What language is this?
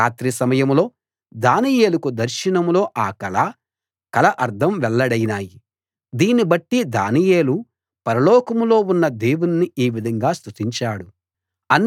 Telugu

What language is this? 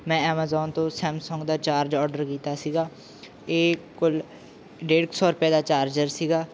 Punjabi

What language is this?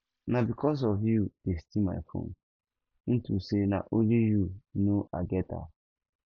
Nigerian Pidgin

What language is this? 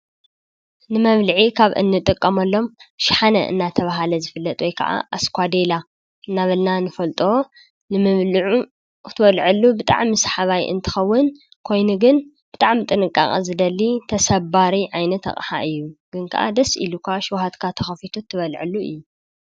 Tigrinya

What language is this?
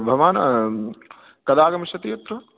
Sanskrit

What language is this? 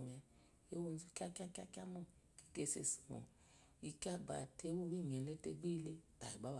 Eloyi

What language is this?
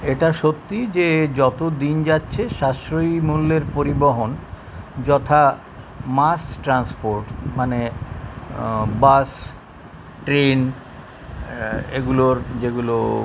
Bangla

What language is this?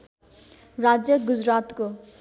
Nepali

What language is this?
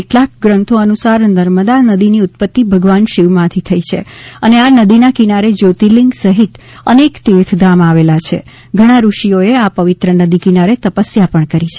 Gujarati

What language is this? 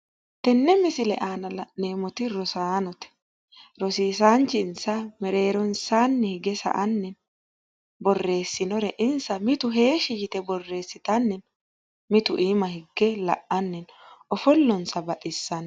Sidamo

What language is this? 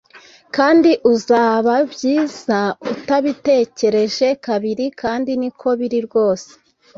Kinyarwanda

